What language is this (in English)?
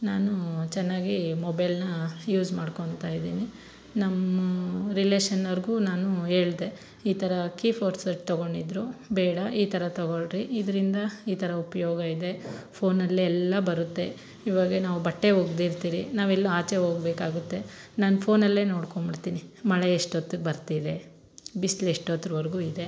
Kannada